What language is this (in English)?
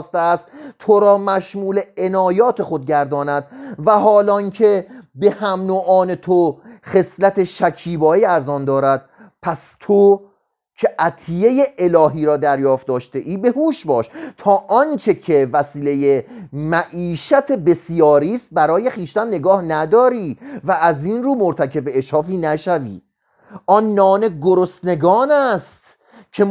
Persian